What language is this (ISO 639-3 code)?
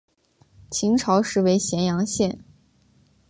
zho